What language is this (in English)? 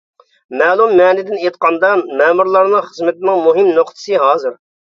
Uyghur